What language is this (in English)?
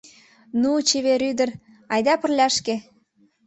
Mari